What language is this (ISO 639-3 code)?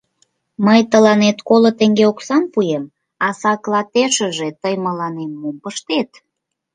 chm